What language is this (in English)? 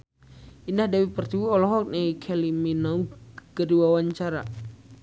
Sundanese